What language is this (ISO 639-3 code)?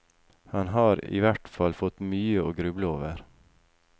nor